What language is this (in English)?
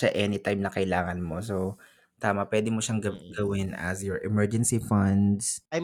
Filipino